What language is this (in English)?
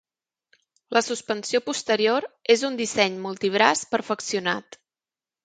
Catalan